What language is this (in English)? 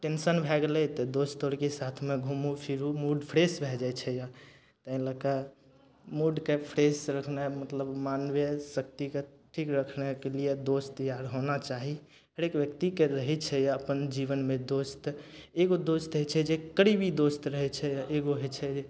Maithili